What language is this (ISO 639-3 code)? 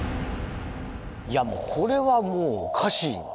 jpn